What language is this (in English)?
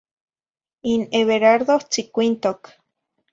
Zacatlán-Ahuacatlán-Tepetzintla Nahuatl